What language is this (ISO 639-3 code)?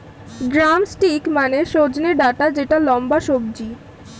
ben